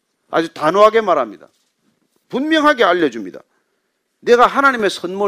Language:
Korean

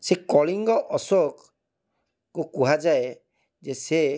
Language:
Odia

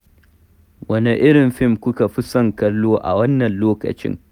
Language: Hausa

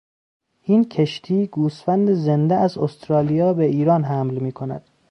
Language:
Persian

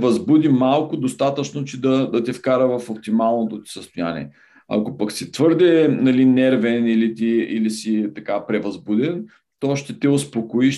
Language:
Bulgarian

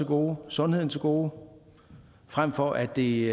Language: Danish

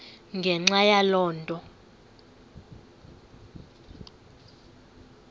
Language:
Xhosa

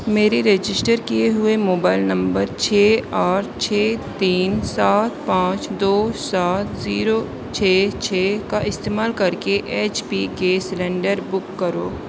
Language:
Urdu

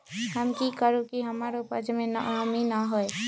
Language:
Magahi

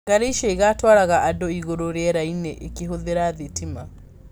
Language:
Kikuyu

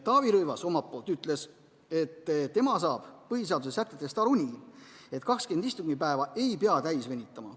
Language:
Estonian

